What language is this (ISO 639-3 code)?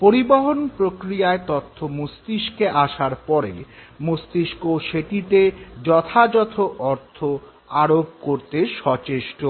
ben